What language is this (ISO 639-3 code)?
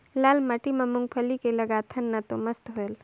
hne